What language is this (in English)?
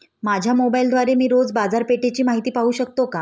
Marathi